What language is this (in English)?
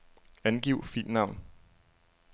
Danish